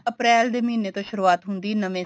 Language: Punjabi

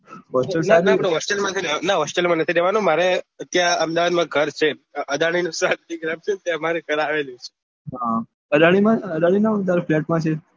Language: Gujarati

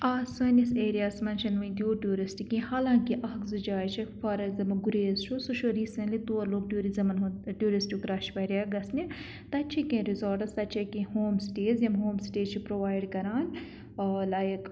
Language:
Kashmiri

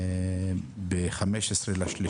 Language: Hebrew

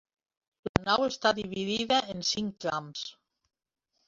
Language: Catalan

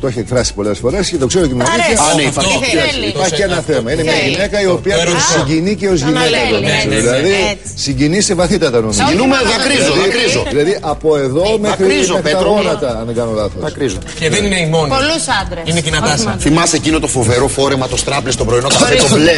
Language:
Greek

